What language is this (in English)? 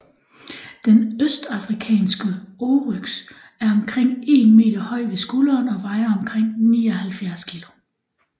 Danish